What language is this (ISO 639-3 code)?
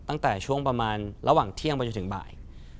tha